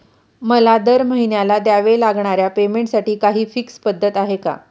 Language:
Marathi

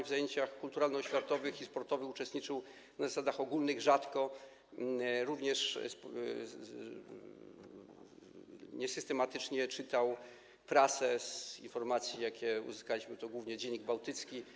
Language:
Polish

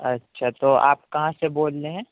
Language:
Urdu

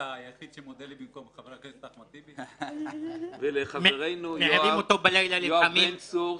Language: Hebrew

